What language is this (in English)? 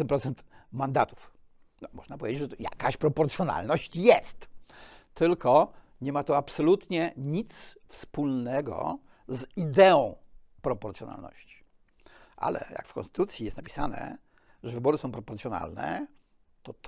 Polish